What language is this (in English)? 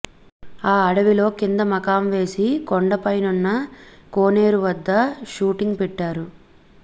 Telugu